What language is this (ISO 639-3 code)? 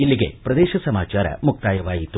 kan